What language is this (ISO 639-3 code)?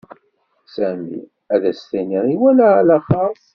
kab